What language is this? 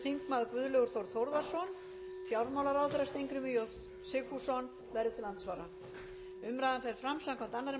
Icelandic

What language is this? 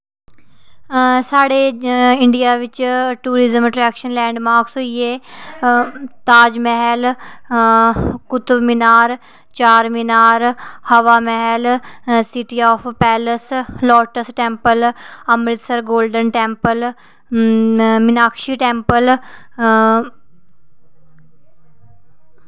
Dogri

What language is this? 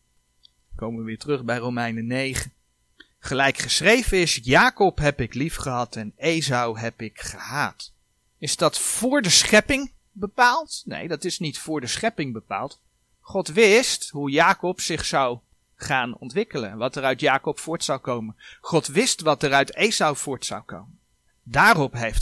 Dutch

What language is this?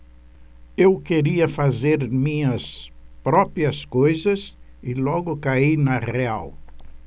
Portuguese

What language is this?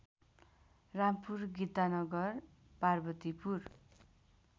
Nepali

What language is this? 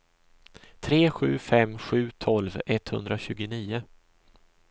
Swedish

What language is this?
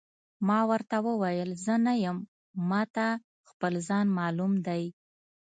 Pashto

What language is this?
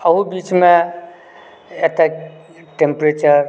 Maithili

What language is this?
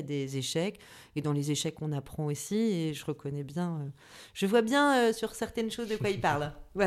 French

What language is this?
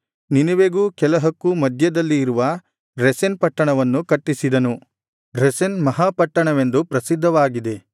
Kannada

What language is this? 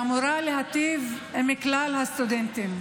Hebrew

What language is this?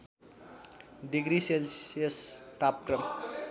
Nepali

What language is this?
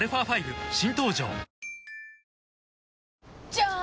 Japanese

